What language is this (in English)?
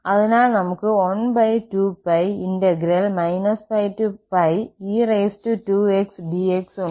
Malayalam